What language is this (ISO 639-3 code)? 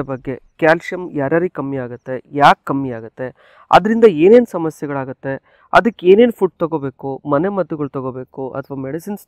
pol